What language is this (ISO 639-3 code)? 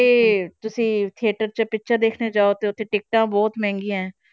pan